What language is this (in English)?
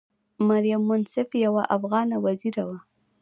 Pashto